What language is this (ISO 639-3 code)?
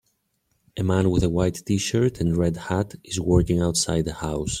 eng